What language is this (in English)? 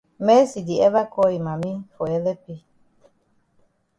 Cameroon Pidgin